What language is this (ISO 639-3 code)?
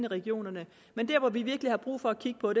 dan